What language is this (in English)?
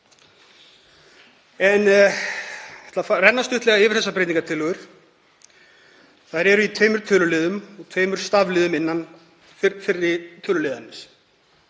Icelandic